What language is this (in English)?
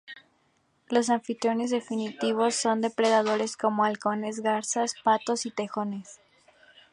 Spanish